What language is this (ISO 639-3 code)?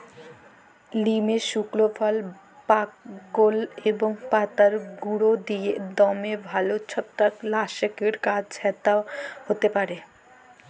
ben